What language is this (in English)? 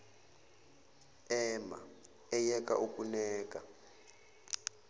Zulu